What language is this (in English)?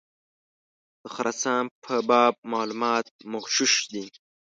Pashto